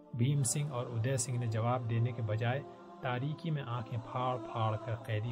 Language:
Urdu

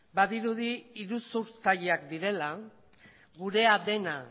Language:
Basque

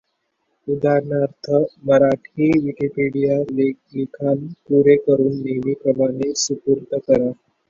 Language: Marathi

